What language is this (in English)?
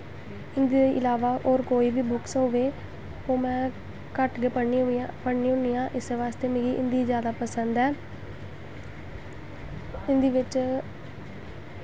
Dogri